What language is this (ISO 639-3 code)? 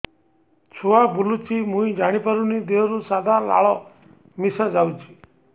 ori